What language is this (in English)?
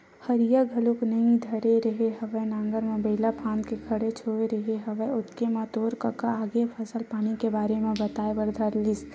Chhattisgarhi